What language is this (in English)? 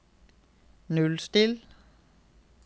Norwegian